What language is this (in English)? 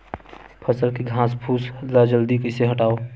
Chhattisgarhi